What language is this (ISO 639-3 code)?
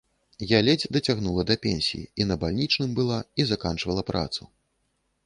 bel